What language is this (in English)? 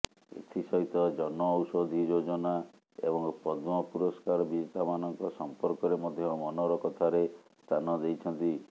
Odia